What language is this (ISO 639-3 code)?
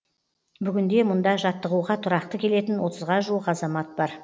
kaz